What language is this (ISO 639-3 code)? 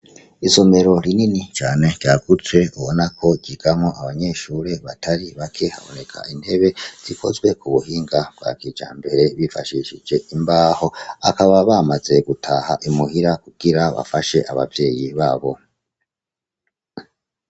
run